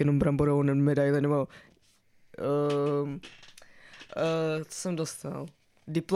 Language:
Czech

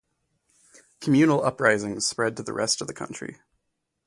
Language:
English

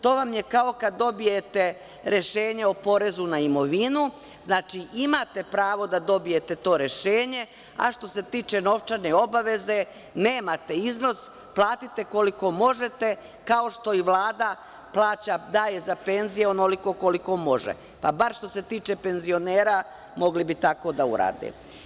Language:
Serbian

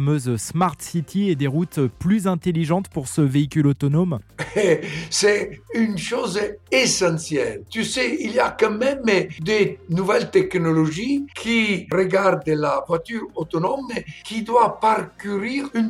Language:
French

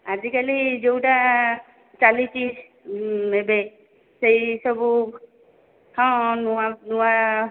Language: Odia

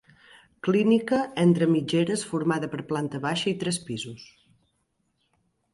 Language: Catalan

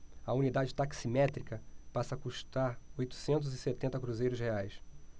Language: Portuguese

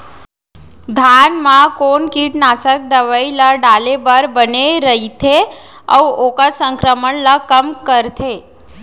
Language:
Chhattisgarhi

